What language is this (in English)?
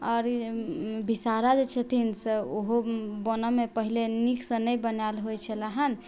Maithili